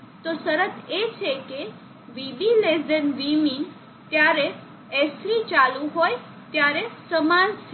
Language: Gujarati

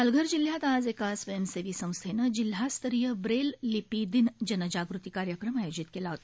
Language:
Marathi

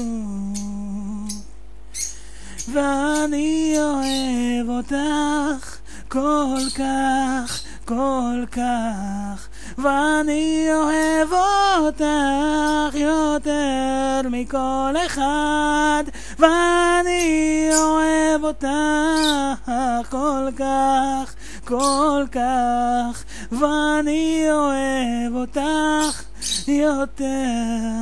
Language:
Hebrew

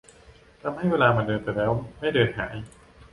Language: Thai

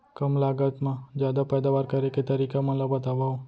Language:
Chhattisgarhi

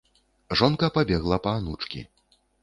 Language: Belarusian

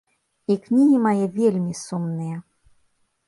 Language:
Belarusian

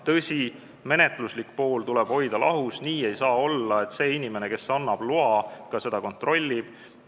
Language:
Estonian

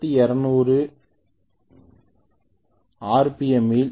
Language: Tamil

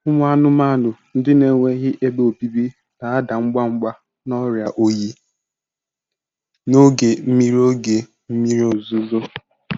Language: Igbo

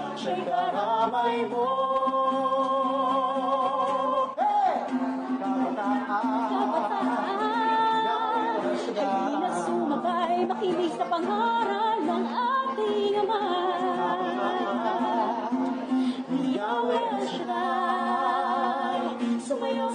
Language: Filipino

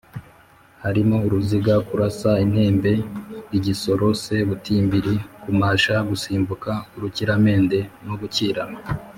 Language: Kinyarwanda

